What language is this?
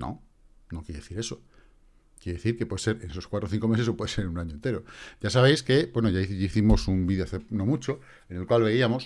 Spanish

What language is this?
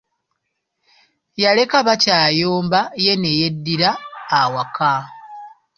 Ganda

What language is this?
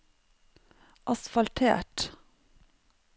Norwegian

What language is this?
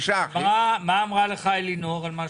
Hebrew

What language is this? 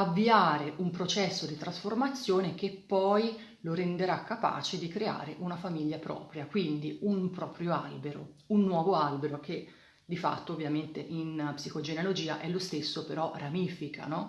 Italian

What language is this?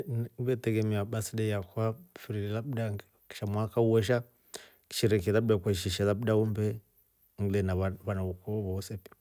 Rombo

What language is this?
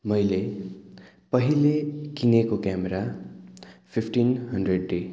Nepali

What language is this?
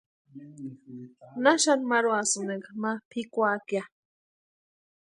Western Highland Purepecha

